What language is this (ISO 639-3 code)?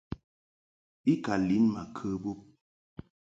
mhk